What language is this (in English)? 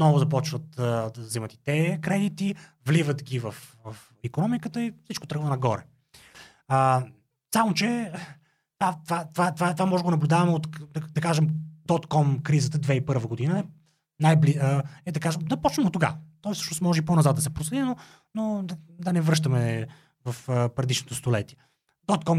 Bulgarian